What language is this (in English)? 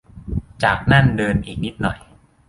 Thai